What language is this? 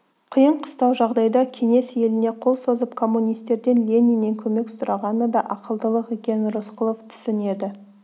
Kazakh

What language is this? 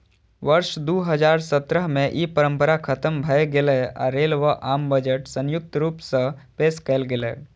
Maithili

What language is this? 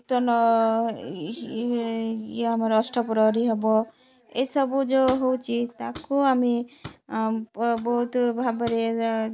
Odia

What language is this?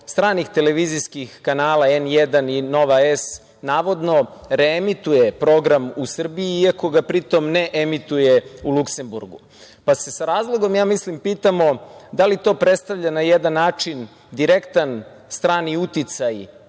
Serbian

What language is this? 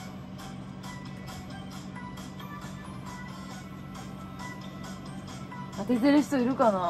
Japanese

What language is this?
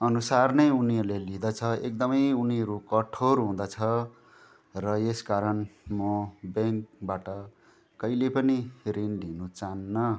Nepali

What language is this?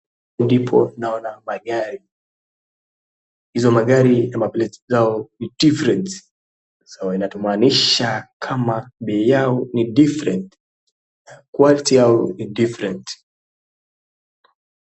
Swahili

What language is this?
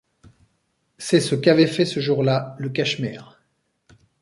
French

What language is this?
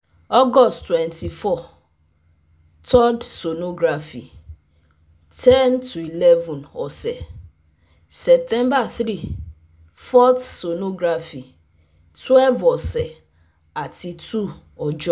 Yoruba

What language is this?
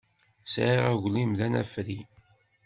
Kabyle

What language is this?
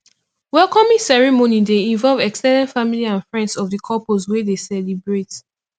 Nigerian Pidgin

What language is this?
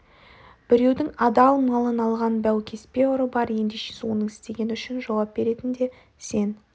Kazakh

